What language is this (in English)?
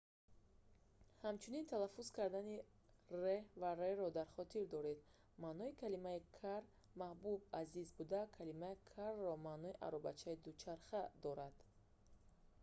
Tajik